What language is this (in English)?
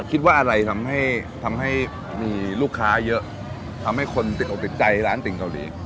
Thai